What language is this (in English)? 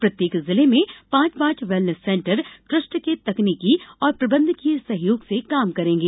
Hindi